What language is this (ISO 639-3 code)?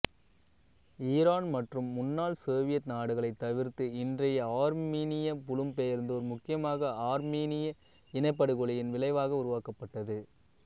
tam